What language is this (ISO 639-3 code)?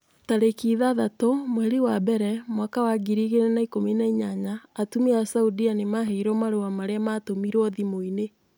kik